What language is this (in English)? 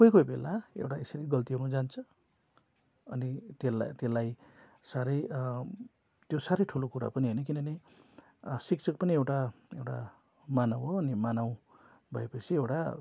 Nepali